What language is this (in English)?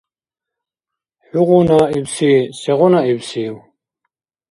Dargwa